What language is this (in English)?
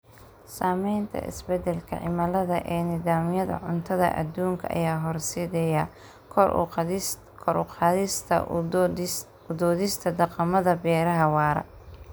Somali